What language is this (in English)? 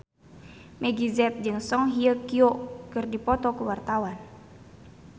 Sundanese